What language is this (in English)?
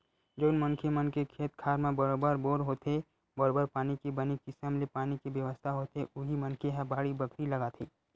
Chhattisgarhi